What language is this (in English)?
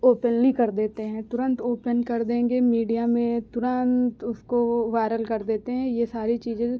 Hindi